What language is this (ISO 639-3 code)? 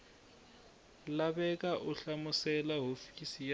tso